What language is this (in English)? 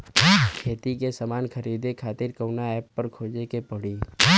Bhojpuri